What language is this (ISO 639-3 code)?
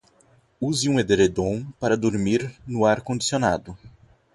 por